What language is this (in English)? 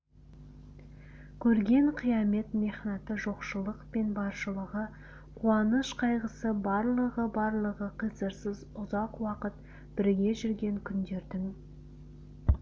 Kazakh